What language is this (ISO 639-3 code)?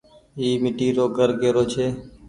gig